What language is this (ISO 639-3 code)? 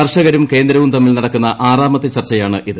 mal